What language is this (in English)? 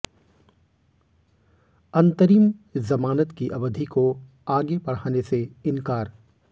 Hindi